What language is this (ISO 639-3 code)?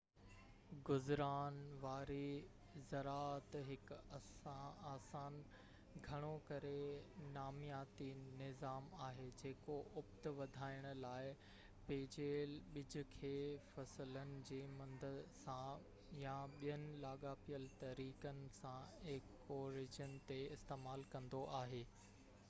snd